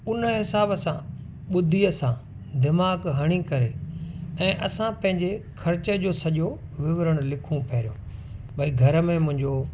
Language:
Sindhi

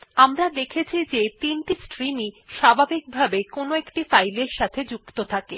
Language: Bangla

